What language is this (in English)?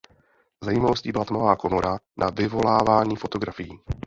Czech